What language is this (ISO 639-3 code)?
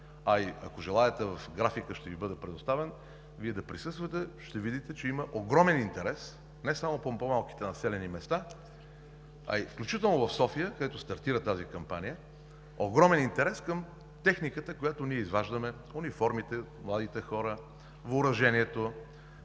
bul